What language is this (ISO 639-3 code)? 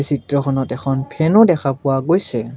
asm